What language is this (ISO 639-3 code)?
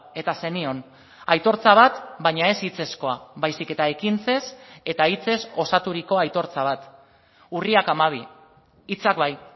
eus